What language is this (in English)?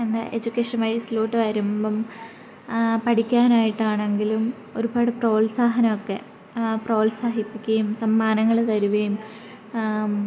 Malayalam